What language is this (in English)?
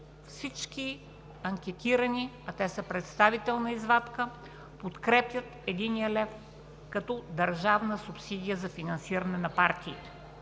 Bulgarian